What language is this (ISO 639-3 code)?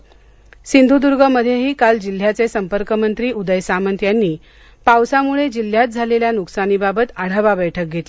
mar